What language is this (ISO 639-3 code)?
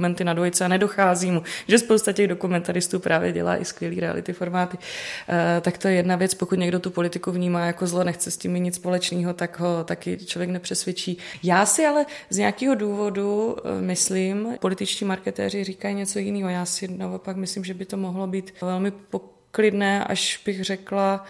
ces